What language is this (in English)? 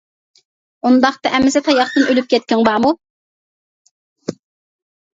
Uyghur